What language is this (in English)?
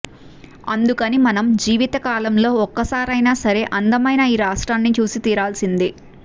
Telugu